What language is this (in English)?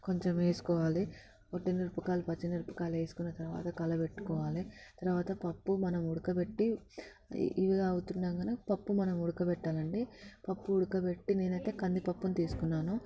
Telugu